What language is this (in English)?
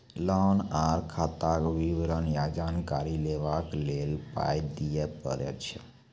Maithili